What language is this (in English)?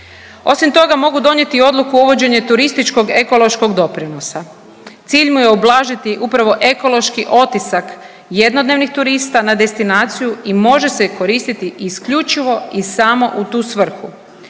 Croatian